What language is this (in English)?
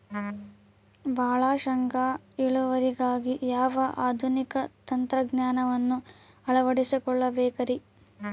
Kannada